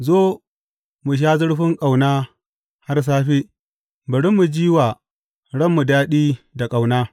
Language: Hausa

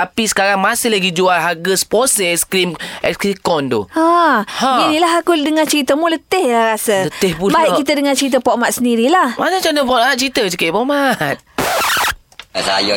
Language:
Malay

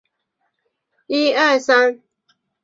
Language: Chinese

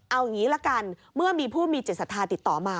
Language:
Thai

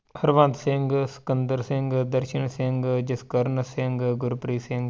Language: Punjabi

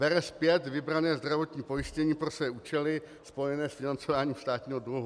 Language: Czech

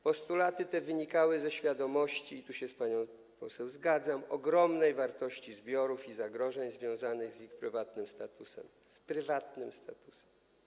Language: Polish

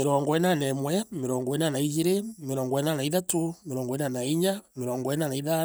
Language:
Meru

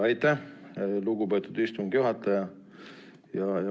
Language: Estonian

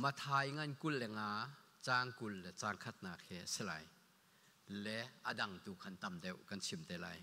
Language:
Thai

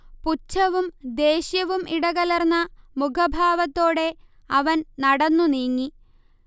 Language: Malayalam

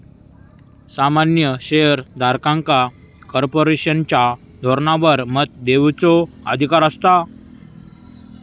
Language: Marathi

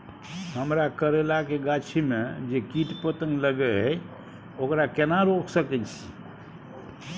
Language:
Maithili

